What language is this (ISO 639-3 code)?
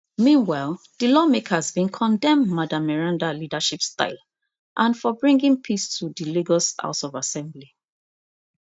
pcm